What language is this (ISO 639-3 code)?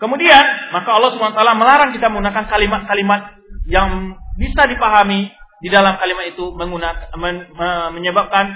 ind